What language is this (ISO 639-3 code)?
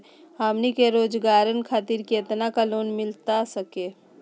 mag